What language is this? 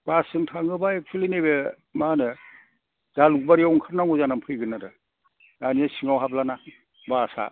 Bodo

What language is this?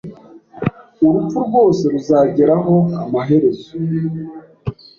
Kinyarwanda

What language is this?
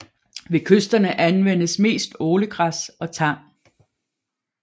Danish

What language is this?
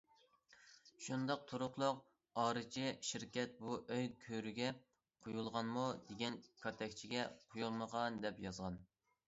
Uyghur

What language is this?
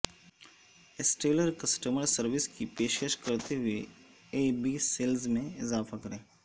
Urdu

